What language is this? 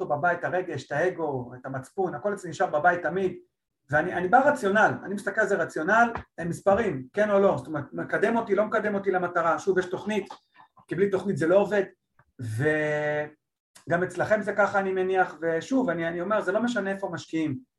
Hebrew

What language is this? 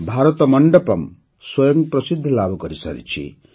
Odia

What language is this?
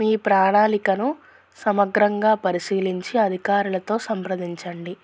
Telugu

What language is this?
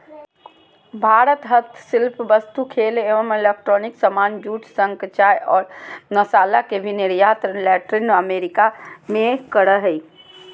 Magahi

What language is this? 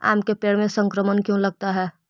Magahi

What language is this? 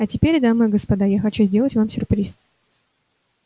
Russian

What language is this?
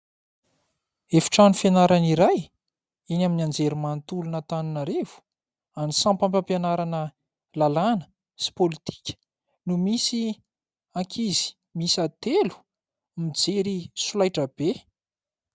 Malagasy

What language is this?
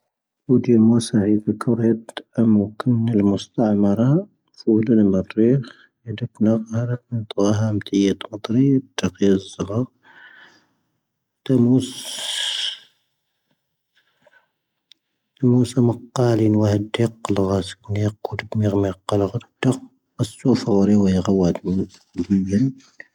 Tahaggart Tamahaq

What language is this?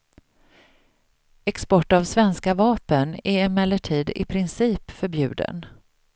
Swedish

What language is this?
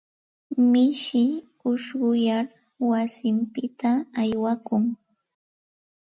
Santa Ana de Tusi Pasco Quechua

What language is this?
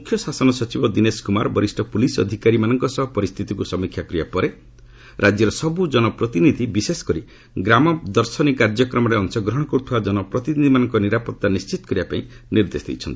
Odia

